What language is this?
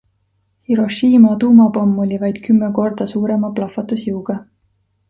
Estonian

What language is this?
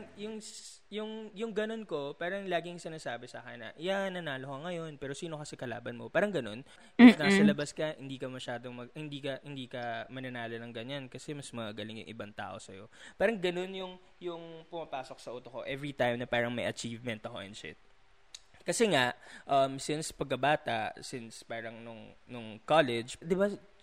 Filipino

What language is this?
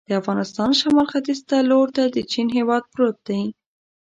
Pashto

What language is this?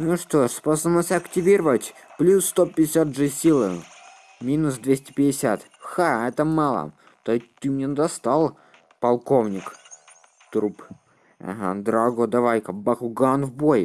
Russian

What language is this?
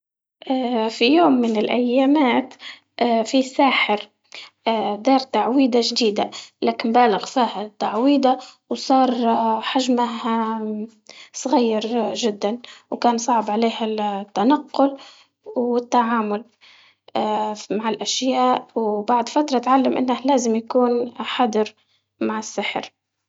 Libyan Arabic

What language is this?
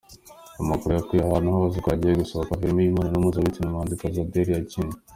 Kinyarwanda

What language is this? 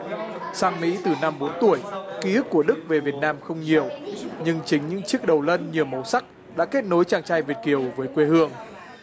Vietnamese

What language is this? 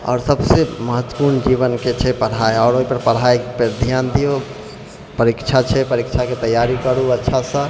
Maithili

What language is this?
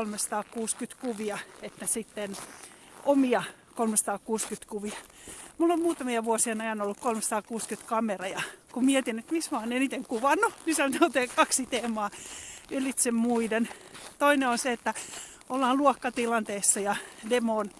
Finnish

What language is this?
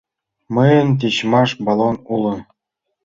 Mari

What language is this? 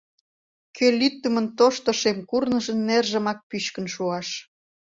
Mari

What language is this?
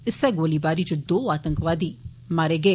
Dogri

